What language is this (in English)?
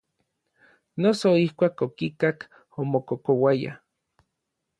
Orizaba Nahuatl